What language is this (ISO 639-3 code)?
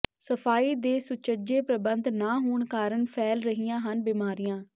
pan